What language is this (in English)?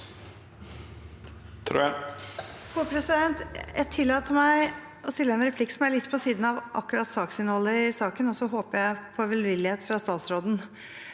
Norwegian